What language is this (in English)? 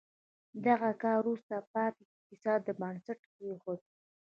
Pashto